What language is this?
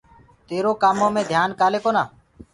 Gurgula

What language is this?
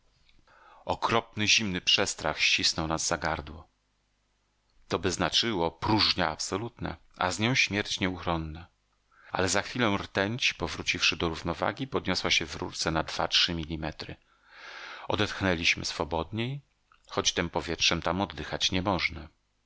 Polish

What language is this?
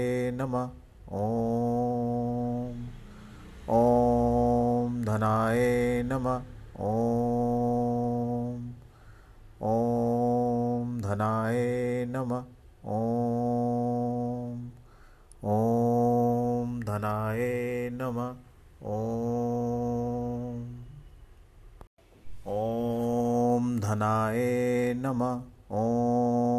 Hindi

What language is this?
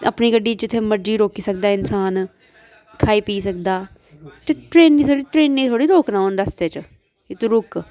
Dogri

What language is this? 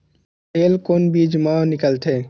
Chhattisgarhi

